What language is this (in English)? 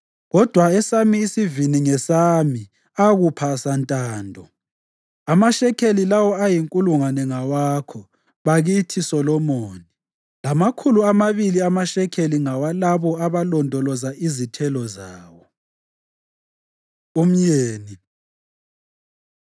North Ndebele